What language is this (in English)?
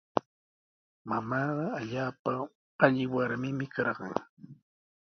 Sihuas Ancash Quechua